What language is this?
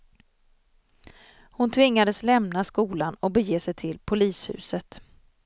Swedish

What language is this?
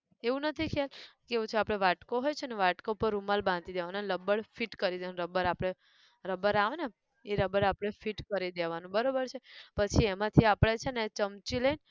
Gujarati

